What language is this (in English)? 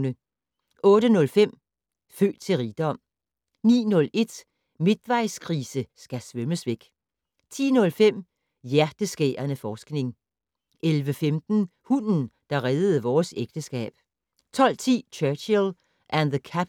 Danish